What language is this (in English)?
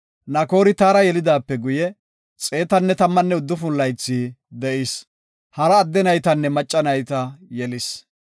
Gofa